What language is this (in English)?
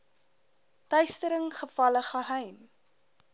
Afrikaans